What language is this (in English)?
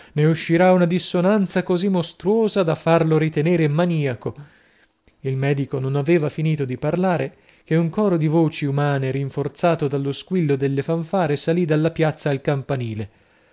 Italian